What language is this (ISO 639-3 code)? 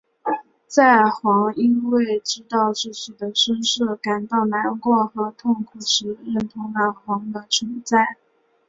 zho